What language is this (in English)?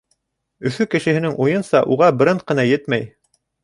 Bashkir